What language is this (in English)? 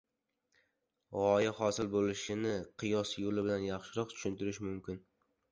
Uzbek